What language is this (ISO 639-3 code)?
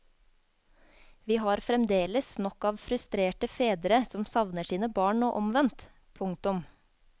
nor